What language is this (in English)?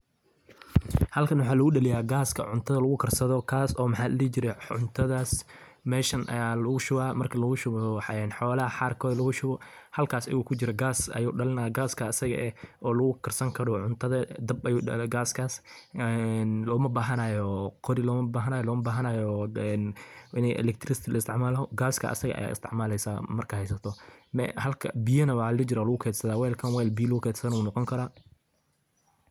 Somali